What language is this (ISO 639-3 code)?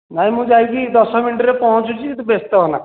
ori